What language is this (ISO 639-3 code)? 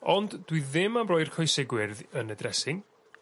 cym